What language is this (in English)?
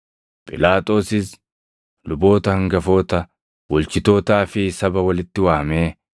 Oromo